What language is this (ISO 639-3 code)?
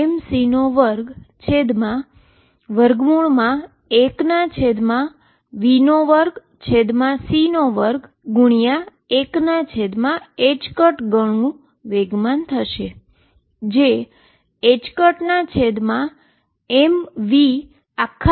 guj